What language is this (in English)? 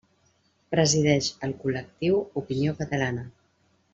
Catalan